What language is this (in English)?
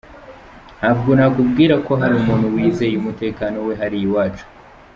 Kinyarwanda